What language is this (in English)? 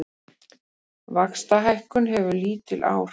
Icelandic